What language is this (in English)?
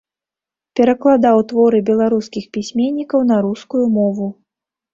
Belarusian